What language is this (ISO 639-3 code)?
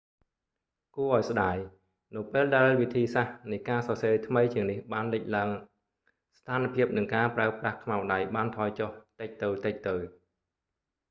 khm